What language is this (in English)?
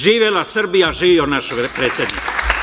Serbian